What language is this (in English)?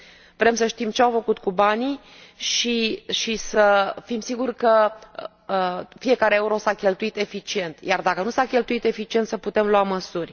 Romanian